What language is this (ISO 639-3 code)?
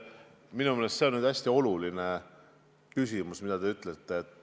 est